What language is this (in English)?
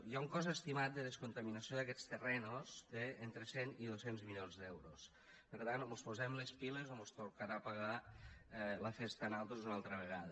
Catalan